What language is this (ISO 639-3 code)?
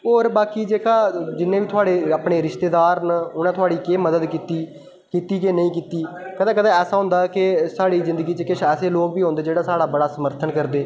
doi